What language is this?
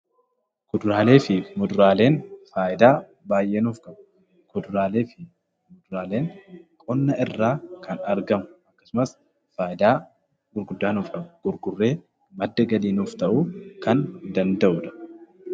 Oromo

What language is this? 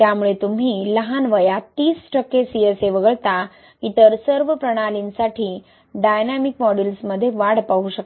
Marathi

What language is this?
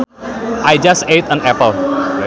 Sundanese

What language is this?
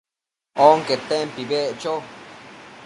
Matsés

